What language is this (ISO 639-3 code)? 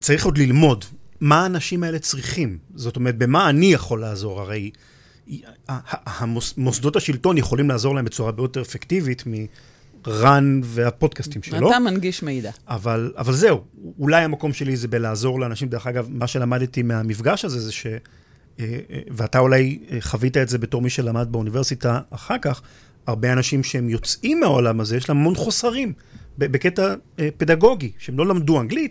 heb